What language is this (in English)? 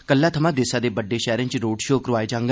Dogri